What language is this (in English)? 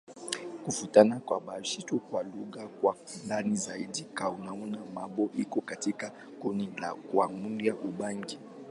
Swahili